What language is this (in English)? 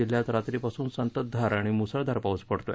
Marathi